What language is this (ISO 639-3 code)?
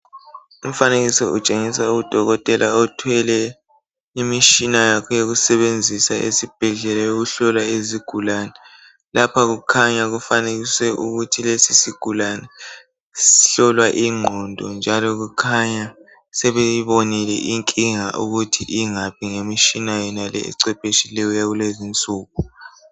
nde